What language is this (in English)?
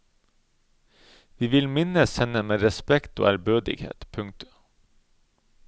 Norwegian